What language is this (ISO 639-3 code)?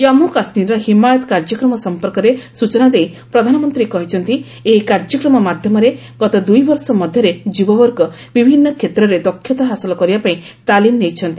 ori